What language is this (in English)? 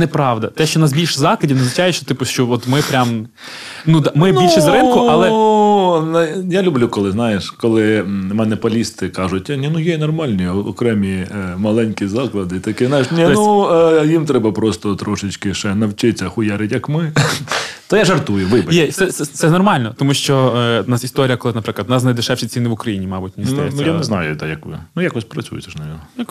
Ukrainian